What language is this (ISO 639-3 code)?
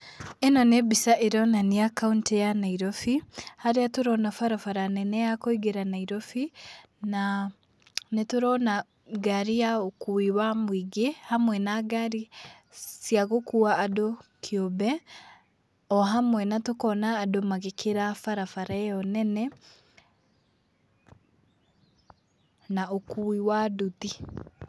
kik